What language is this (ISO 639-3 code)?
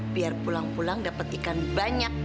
ind